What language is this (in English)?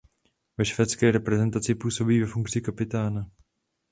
Czech